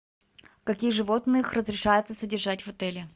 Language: Russian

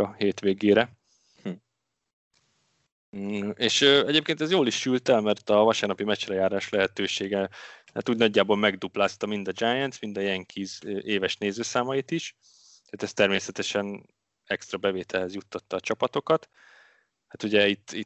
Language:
Hungarian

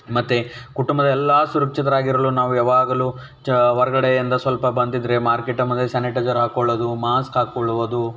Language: Kannada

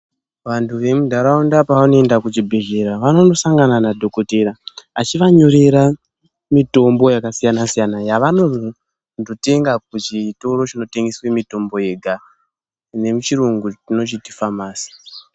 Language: Ndau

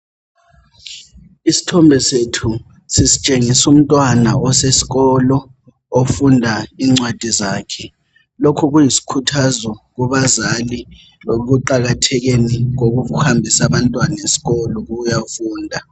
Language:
North Ndebele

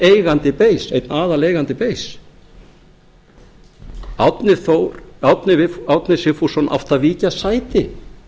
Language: Icelandic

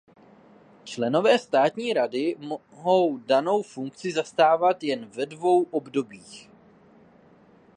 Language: Czech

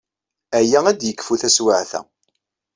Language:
Kabyle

